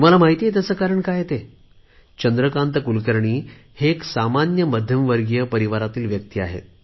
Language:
Marathi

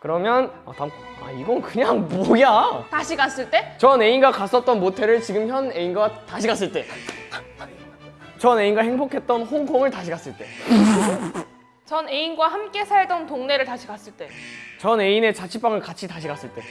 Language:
Korean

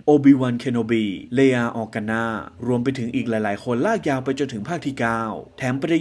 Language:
Thai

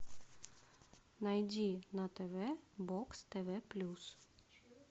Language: Russian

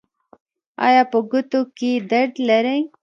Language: Pashto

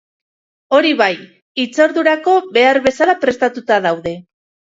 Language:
Basque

